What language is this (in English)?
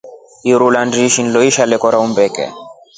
Rombo